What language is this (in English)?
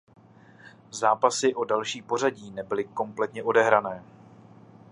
Czech